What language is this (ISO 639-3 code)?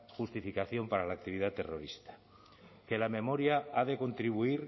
spa